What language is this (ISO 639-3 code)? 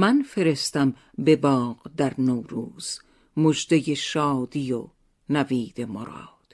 fas